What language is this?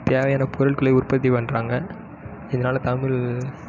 Tamil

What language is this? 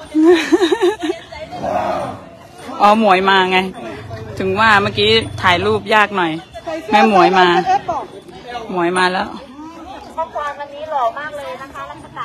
Thai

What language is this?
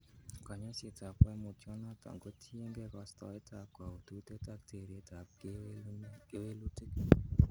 Kalenjin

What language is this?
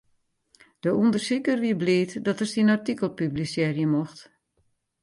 Western Frisian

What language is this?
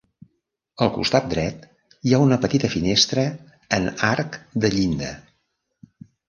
Catalan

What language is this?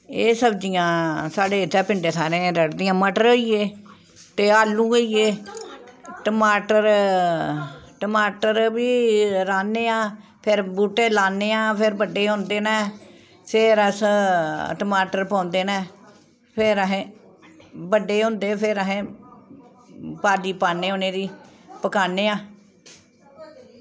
Dogri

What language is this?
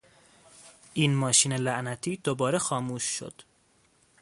Persian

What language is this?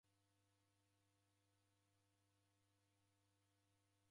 Taita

